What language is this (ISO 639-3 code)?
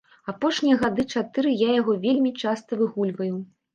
bel